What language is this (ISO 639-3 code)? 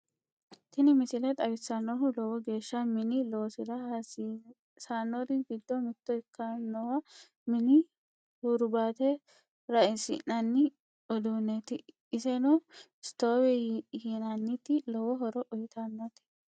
sid